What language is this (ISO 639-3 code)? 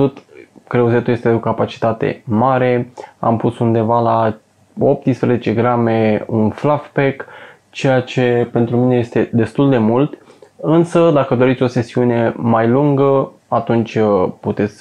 ron